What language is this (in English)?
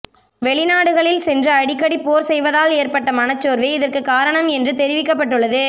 Tamil